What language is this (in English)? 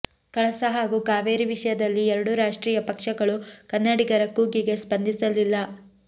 Kannada